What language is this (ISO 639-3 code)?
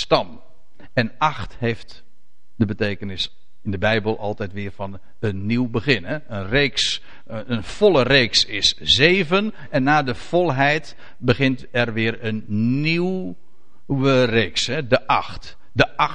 nld